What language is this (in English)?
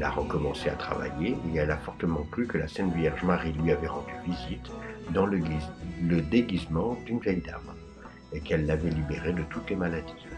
French